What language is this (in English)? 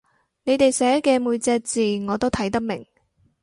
Cantonese